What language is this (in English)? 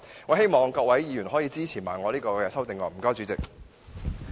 Cantonese